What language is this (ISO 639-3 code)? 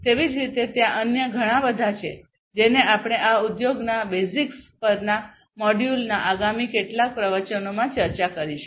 guj